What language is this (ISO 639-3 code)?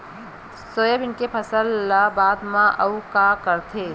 hne